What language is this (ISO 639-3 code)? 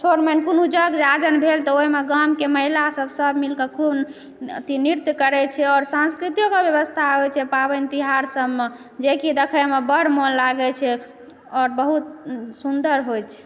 mai